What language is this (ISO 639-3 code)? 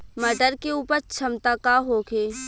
bho